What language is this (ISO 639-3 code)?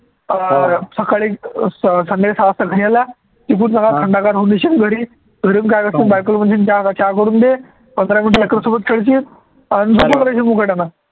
mar